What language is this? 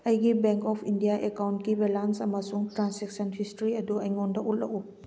Manipuri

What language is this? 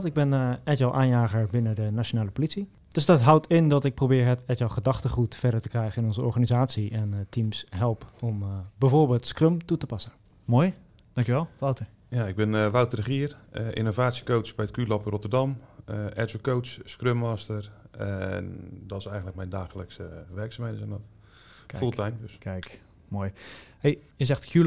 Dutch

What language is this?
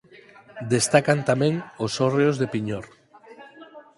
Galician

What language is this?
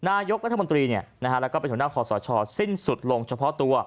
Thai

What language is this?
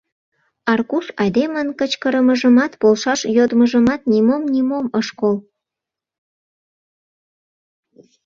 Mari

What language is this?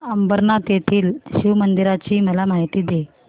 Marathi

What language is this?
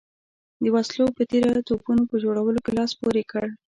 Pashto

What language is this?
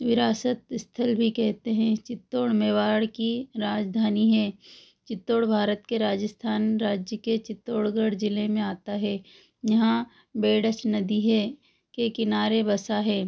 Hindi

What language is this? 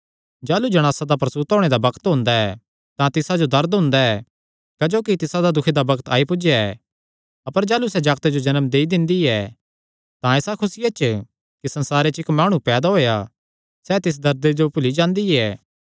Kangri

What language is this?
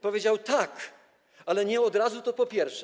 Polish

